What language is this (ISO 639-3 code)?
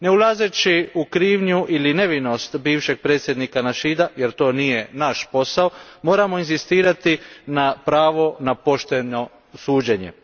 hrv